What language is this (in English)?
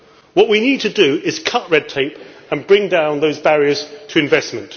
English